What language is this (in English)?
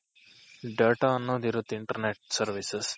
Kannada